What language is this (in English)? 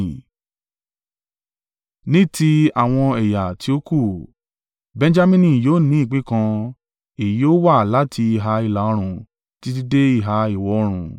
Yoruba